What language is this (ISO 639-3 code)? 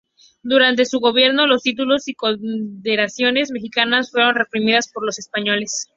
spa